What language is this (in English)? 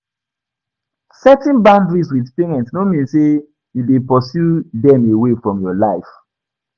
Nigerian Pidgin